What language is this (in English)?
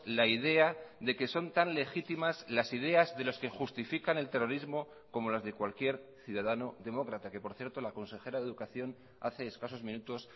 Spanish